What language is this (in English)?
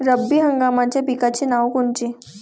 Marathi